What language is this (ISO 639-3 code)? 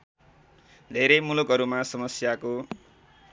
nep